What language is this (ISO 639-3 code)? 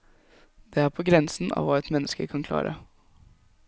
nor